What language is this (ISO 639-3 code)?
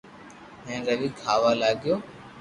lrk